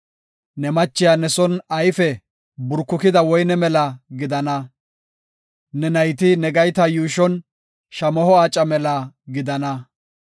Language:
Gofa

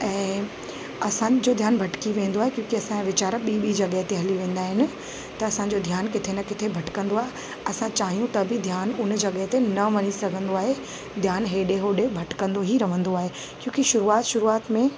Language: Sindhi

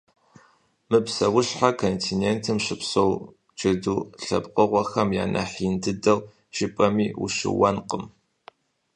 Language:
Kabardian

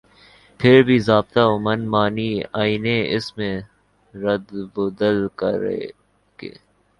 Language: Urdu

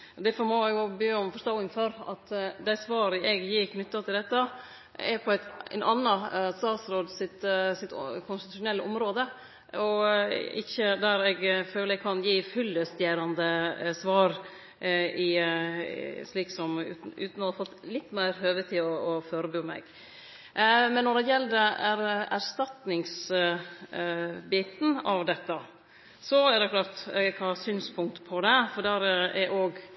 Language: Norwegian Nynorsk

